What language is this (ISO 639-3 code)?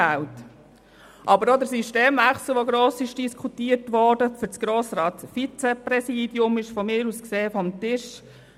gsw